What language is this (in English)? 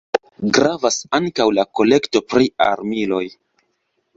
Esperanto